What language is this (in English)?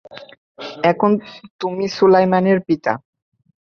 Bangla